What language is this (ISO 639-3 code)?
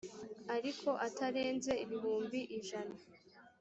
kin